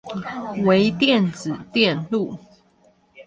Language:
Chinese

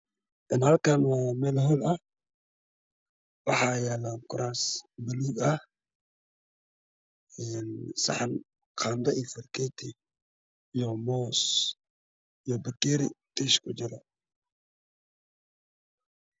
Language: Somali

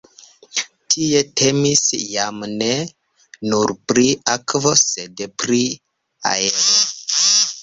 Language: Esperanto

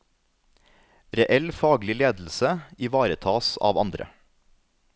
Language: Norwegian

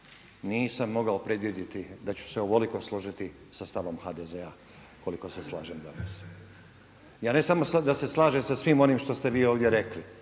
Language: Croatian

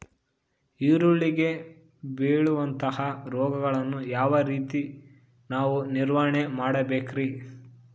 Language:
Kannada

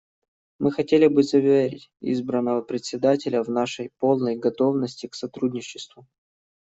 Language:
Russian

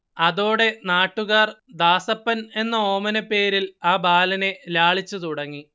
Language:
Malayalam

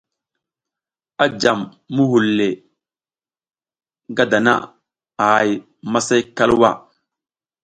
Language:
South Giziga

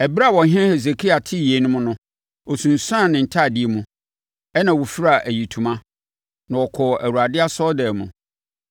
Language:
Akan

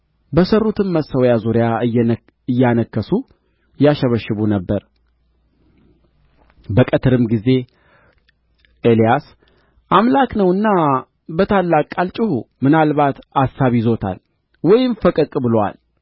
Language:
Amharic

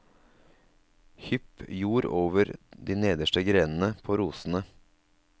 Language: Norwegian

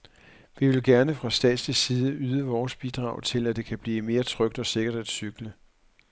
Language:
Danish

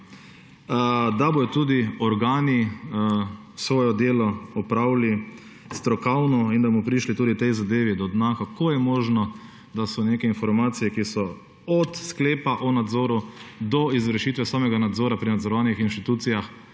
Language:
Slovenian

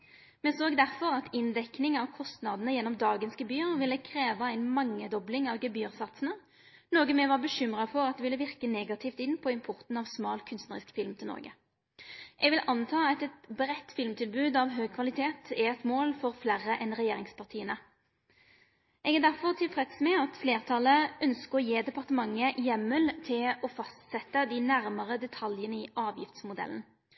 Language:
Norwegian Nynorsk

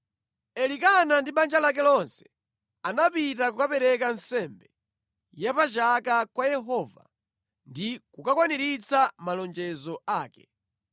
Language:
Nyanja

